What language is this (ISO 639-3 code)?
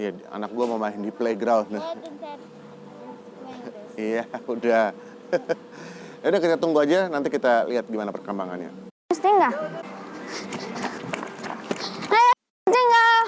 ind